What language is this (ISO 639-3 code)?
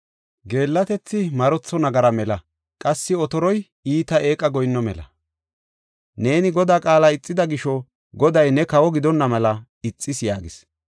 gof